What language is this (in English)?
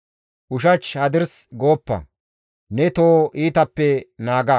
Gamo